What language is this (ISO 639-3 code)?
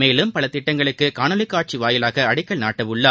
tam